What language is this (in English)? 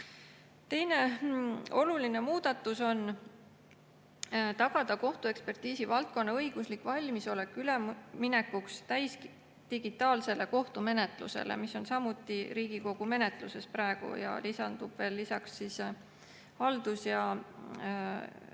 Estonian